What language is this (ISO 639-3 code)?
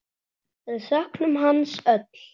isl